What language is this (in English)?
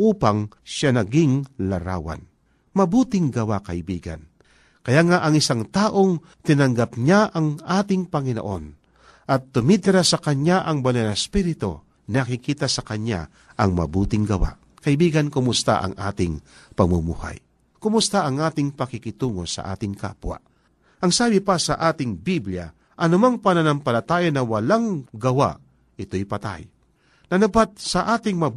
Filipino